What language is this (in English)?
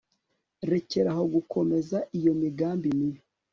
Kinyarwanda